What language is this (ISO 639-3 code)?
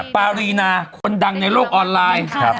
tha